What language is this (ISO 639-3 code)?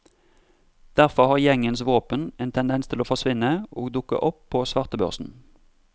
nor